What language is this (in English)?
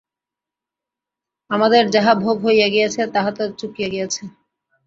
Bangla